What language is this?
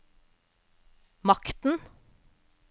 Norwegian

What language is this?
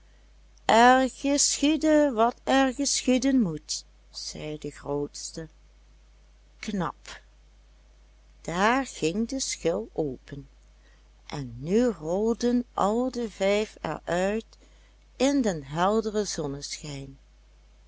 Dutch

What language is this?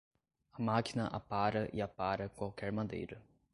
Portuguese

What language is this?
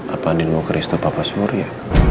Indonesian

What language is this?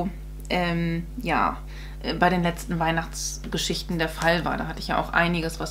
German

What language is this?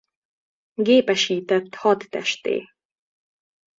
Hungarian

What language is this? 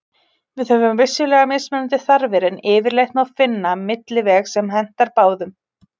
Icelandic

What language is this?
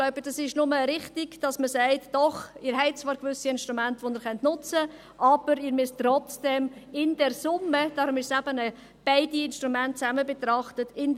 Swiss German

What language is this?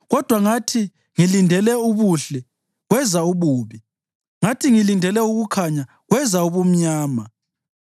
North Ndebele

